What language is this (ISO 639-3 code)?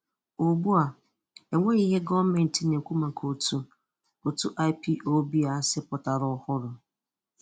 ibo